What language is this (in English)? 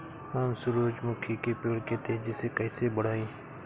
Bhojpuri